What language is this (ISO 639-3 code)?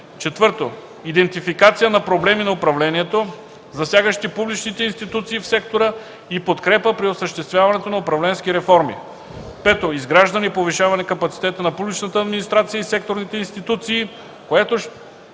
bul